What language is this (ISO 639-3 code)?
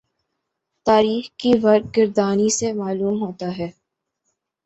urd